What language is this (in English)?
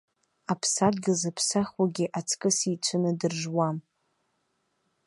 Abkhazian